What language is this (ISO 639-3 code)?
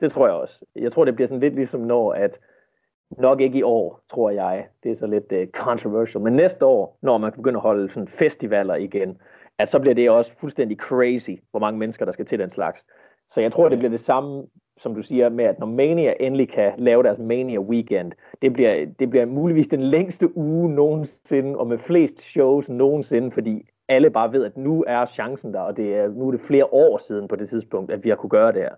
dan